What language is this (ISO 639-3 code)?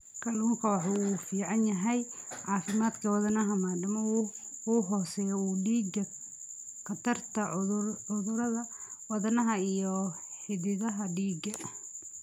som